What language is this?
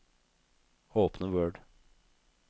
Norwegian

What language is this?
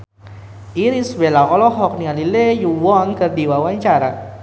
Sundanese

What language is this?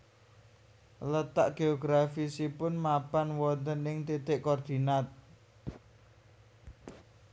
Javanese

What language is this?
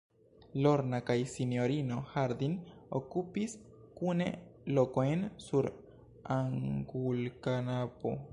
Esperanto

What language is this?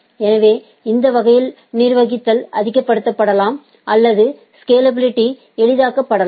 Tamil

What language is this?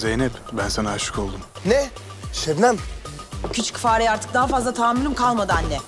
Turkish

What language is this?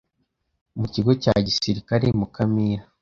Kinyarwanda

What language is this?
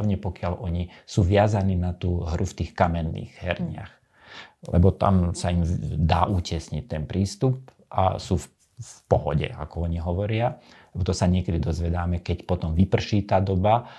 Slovak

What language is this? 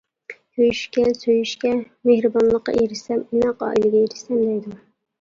Uyghur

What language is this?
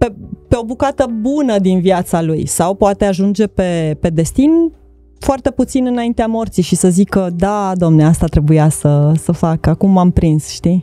Romanian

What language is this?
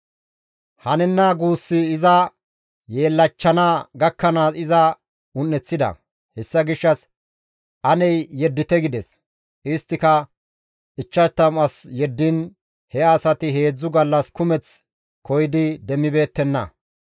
Gamo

